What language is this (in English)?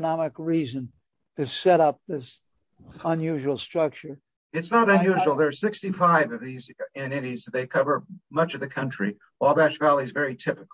English